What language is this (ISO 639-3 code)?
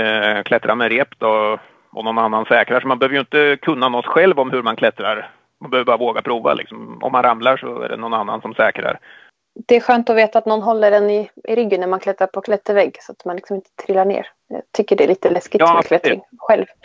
swe